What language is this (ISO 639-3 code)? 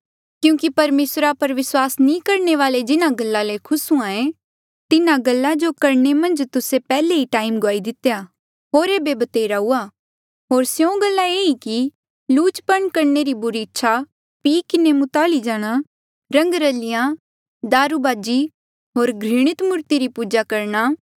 mjl